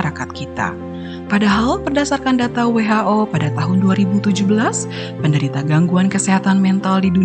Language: Indonesian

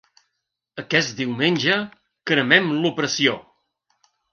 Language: Catalan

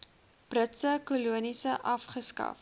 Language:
Afrikaans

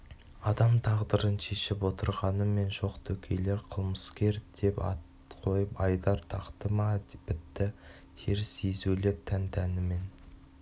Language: Kazakh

